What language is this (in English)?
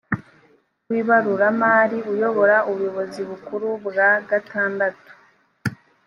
Kinyarwanda